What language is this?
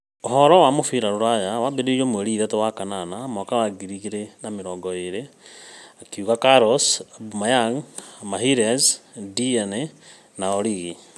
Kikuyu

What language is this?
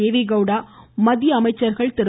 Tamil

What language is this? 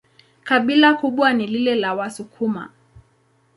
Swahili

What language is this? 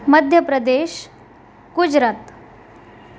Marathi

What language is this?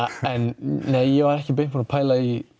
Icelandic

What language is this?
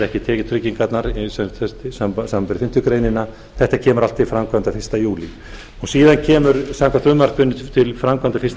Icelandic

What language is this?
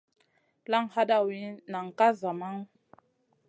Masana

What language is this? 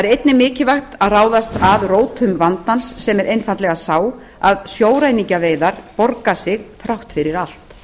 Icelandic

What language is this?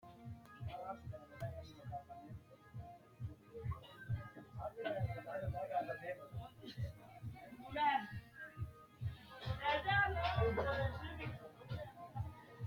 Sidamo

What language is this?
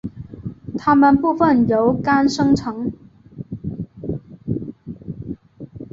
Chinese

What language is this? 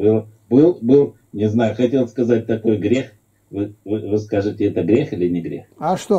Russian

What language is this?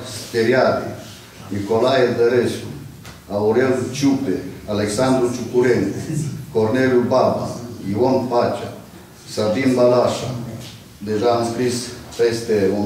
Romanian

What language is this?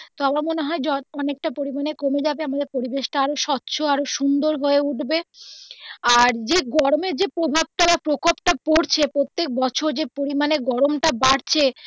Bangla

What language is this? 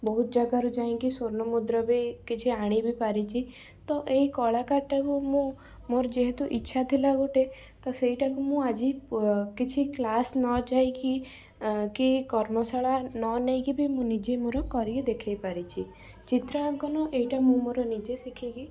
Odia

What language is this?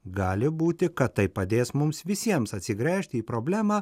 Lithuanian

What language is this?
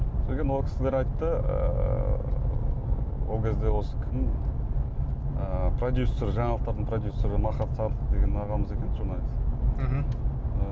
Kazakh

